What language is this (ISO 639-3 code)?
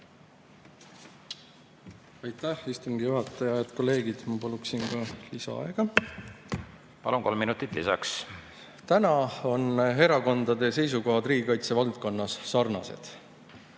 est